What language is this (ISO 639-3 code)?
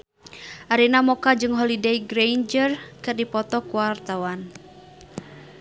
sun